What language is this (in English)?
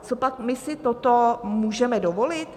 Czech